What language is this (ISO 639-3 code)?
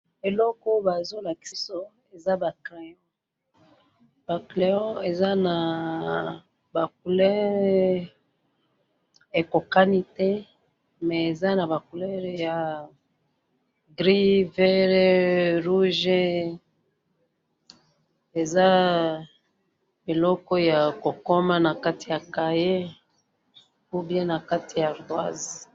lin